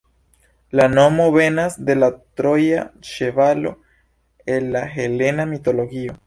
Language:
Esperanto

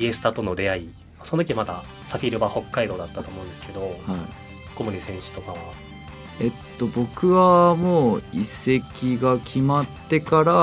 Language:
Japanese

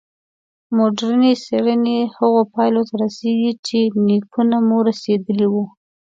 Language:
Pashto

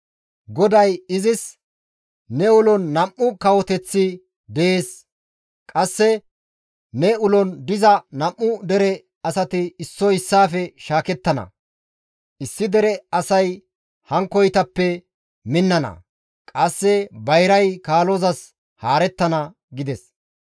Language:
Gamo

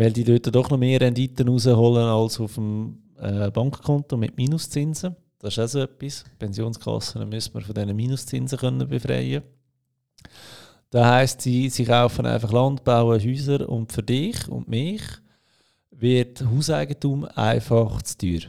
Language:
German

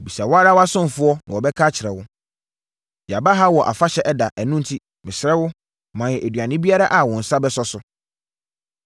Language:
Akan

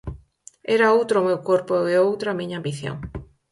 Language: Galician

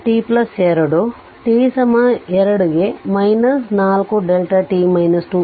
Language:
Kannada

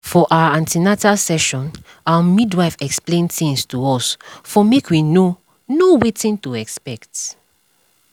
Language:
Nigerian Pidgin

